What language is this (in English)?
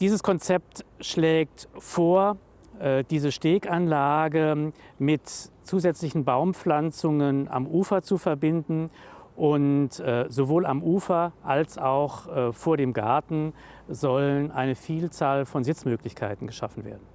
German